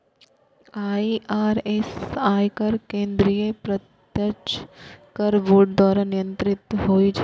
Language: Maithili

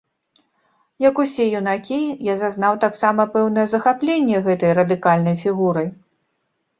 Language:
Belarusian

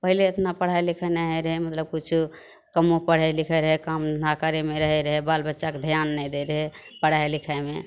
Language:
Maithili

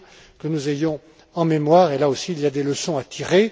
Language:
French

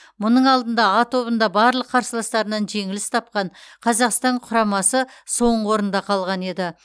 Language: Kazakh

